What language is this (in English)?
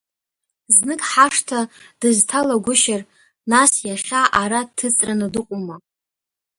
Abkhazian